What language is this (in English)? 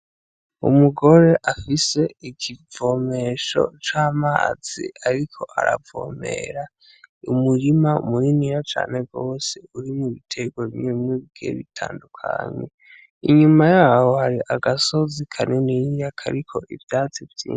Rundi